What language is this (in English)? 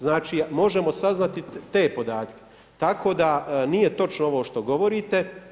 Croatian